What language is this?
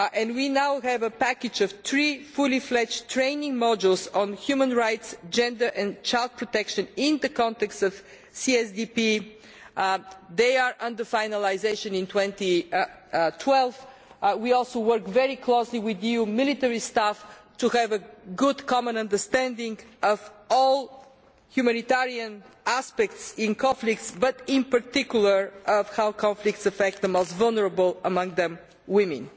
English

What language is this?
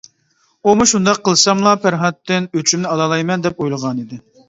Uyghur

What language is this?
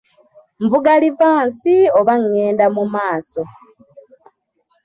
Ganda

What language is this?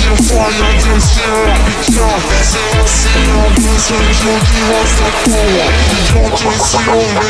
Bulgarian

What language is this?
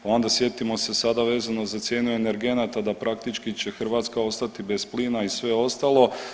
Croatian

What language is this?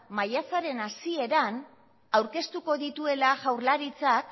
Basque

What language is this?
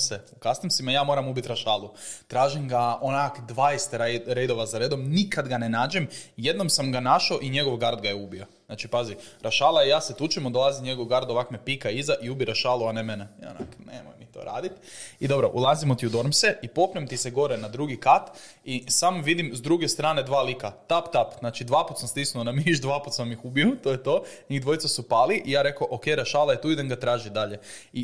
Croatian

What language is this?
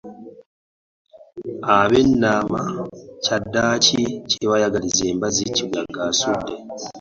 Ganda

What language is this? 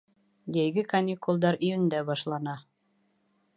Bashkir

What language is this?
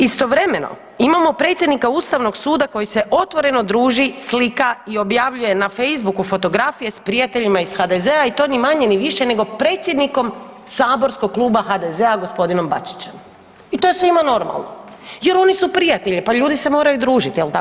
Croatian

